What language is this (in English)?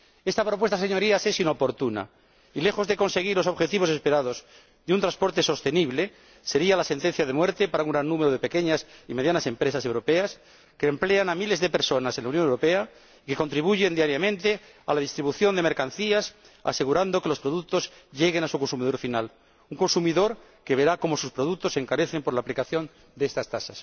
Spanish